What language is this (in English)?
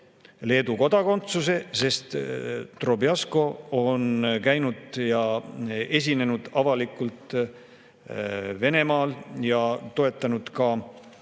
Estonian